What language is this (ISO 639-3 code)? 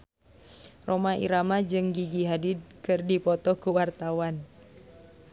sun